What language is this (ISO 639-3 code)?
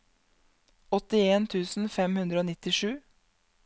nor